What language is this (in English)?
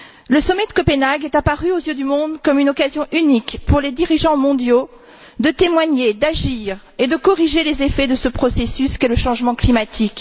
French